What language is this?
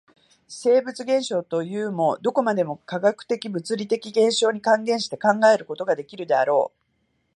Japanese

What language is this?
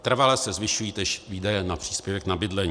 Czech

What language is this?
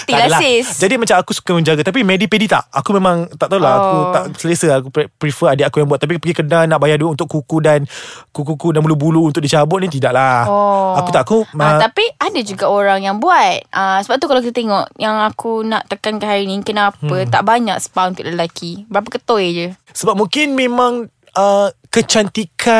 Malay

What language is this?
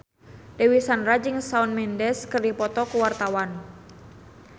Sundanese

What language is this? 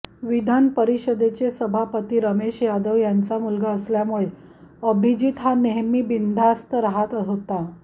Marathi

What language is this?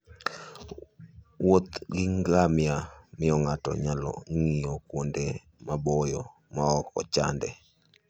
Luo (Kenya and Tanzania)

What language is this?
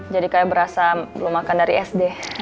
Indonesian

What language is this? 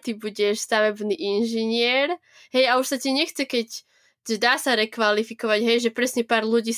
Slovak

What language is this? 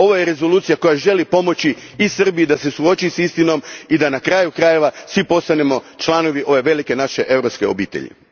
Croatian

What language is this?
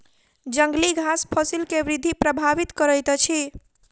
Maithili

